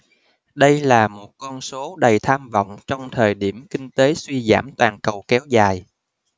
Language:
Vietnamese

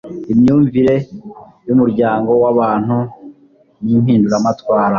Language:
Kinyarwanda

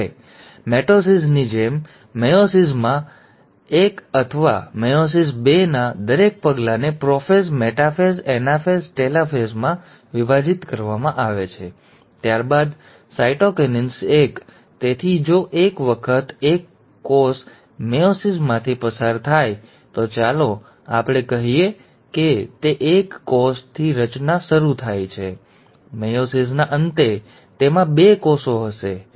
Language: Gujarati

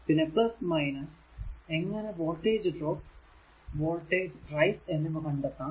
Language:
Malayalam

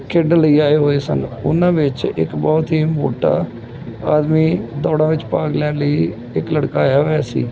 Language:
Punjabi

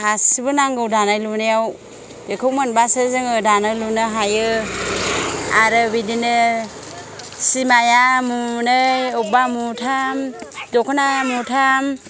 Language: Bodo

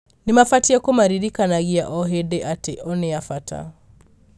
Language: Kikuyu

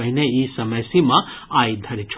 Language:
Maithili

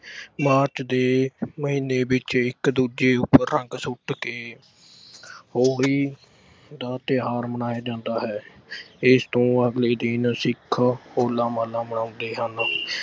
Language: Punjabi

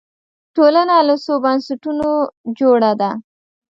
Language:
Pashto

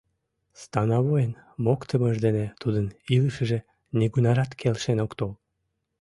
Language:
Mari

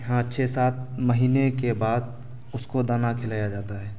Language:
Urdu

